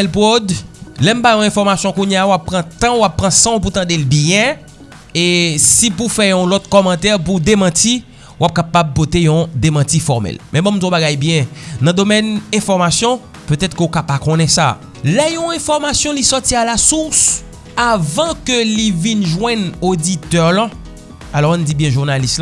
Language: French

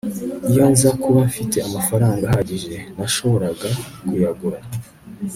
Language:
Kinyarwanda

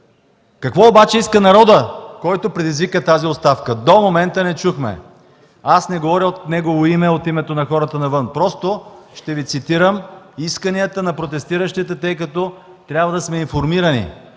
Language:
Bulgarian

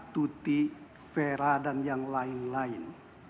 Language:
Indonesian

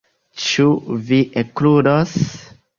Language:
Esperanto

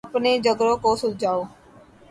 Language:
Urdu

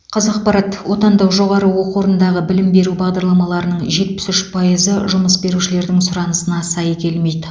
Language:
Kazakh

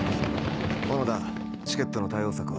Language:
Japanese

